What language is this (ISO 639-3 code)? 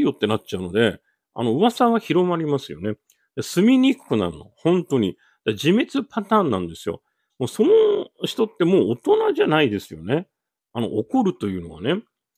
jpn